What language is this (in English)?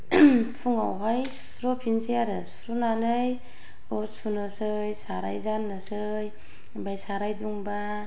Bodo